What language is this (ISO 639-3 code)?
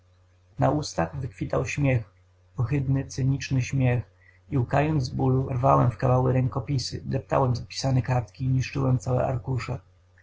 pol